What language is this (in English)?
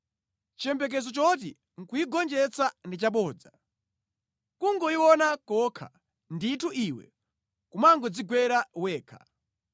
Nyanja